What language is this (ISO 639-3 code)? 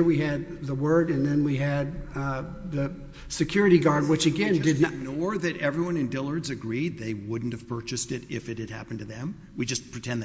eng